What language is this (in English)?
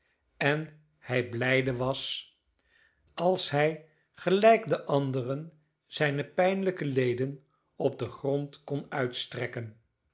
Dutch